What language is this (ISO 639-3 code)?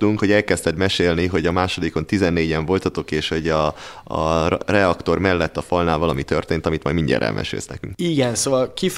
hun